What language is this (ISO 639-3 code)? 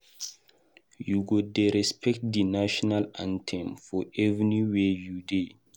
pcm